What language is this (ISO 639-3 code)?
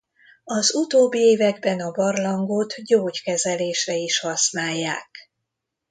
hun